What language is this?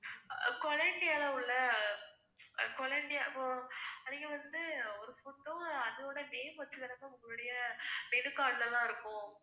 Tamil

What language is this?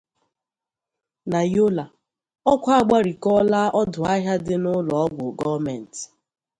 Igbo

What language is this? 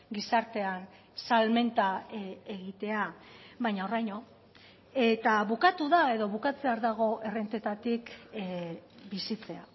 Basque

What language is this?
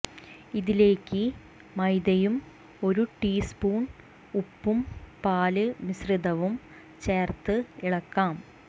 Malayalam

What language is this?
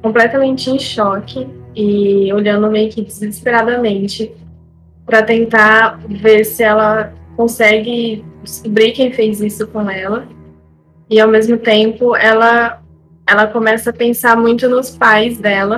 Portuguese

